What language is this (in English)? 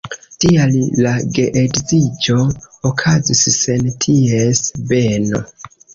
Esperanto